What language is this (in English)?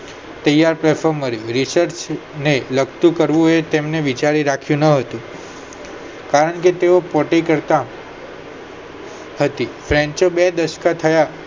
Gujarati